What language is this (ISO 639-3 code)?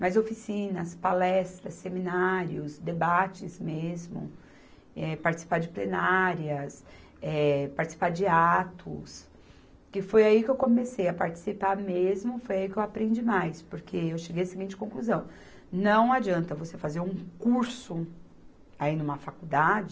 por